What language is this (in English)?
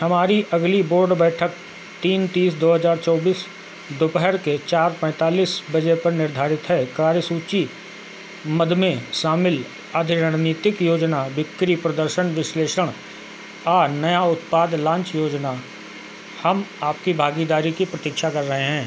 Hindi